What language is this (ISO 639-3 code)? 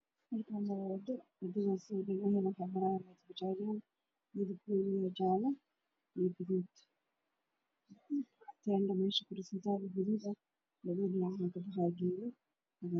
som